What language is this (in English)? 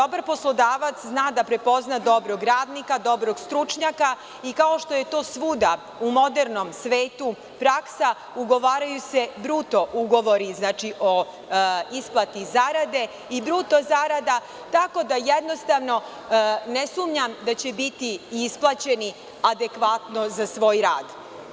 Serbian